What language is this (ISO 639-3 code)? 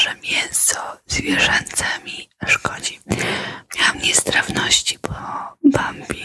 pol